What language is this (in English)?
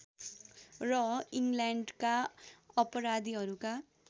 Nepali